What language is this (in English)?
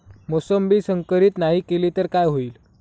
Marathi